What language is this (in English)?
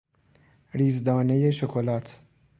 Persian